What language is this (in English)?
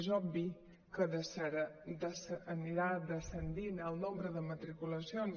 Catalan